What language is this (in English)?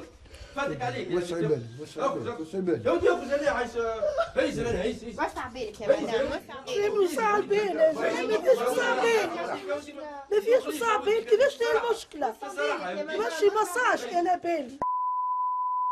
Arabic